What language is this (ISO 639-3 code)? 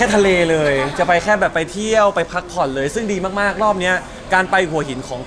tha